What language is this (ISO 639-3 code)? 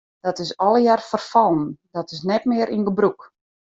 fry